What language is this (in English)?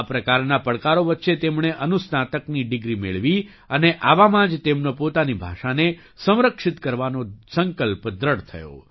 Gujarati